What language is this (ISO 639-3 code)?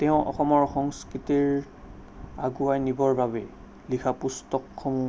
asm